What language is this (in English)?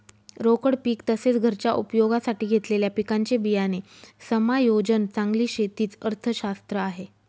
Marathi